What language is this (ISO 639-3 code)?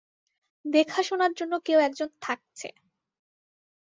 ben